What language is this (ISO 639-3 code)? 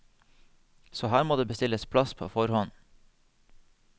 nor